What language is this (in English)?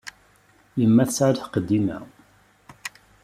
Kabyle